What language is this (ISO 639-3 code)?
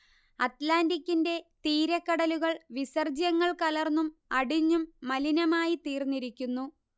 mal